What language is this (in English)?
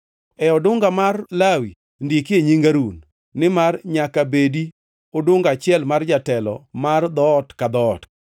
Luo (Kenya and Tanzania)